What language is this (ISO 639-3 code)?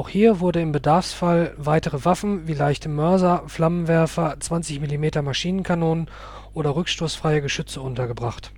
deu